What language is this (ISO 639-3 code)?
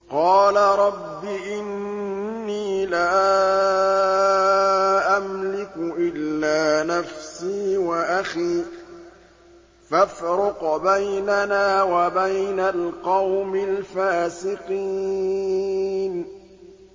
ara